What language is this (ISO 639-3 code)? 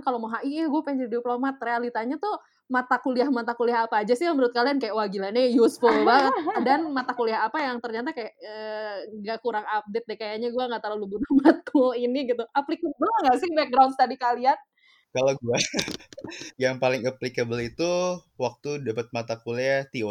ind